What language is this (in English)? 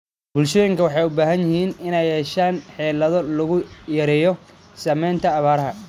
Somali